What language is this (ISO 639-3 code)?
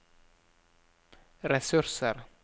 nor